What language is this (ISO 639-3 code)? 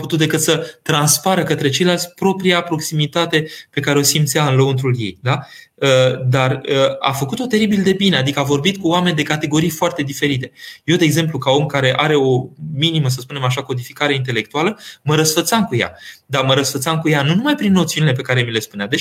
ron